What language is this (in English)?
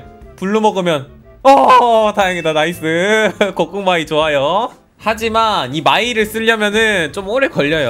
Korean